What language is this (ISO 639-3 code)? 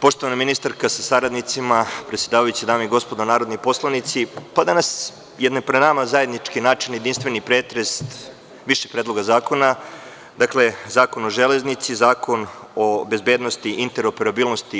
srp